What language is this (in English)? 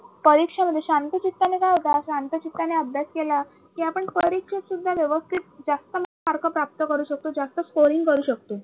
Marathi